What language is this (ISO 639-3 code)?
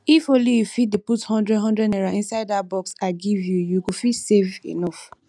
pcm